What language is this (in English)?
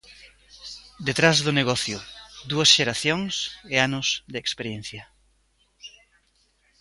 Galician